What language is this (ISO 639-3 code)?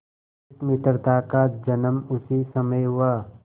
hin